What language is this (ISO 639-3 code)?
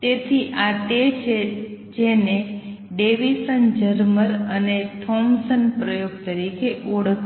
guj